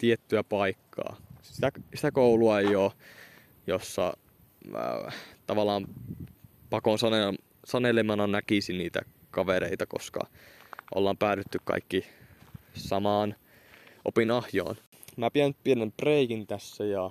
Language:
Finnish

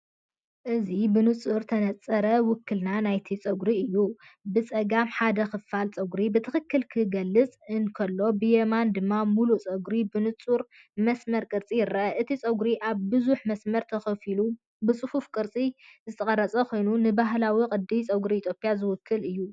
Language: Tigrinya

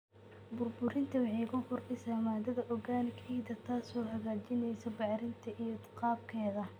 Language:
Somali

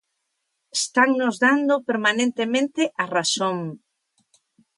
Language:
Galician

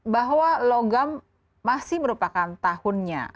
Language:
Indonesian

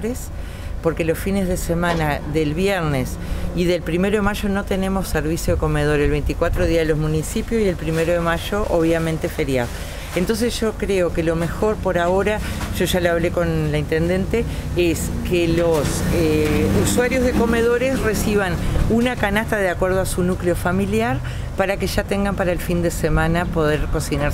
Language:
Spanish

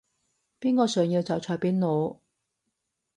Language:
Cantonese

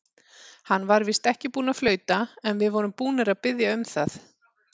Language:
Icelandic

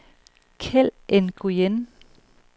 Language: Danish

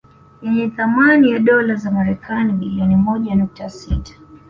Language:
Swahili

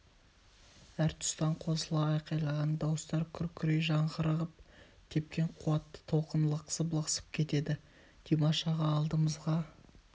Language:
Kazakh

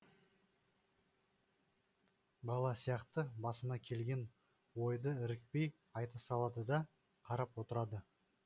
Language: Kazakh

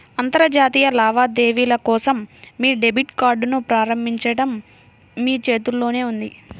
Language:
Telugu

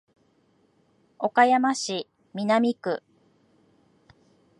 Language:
Japanese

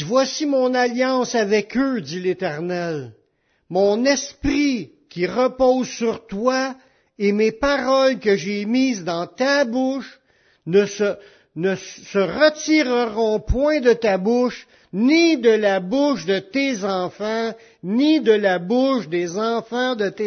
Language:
French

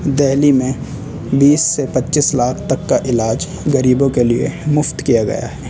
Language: Urdu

